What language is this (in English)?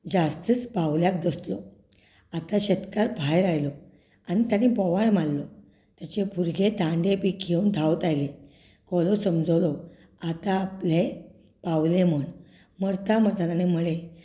Konkani